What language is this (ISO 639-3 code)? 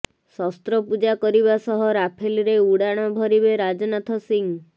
ori